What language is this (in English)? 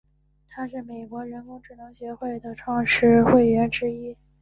Chinese